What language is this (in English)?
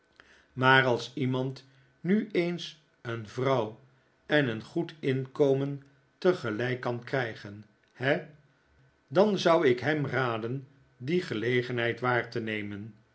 Dutch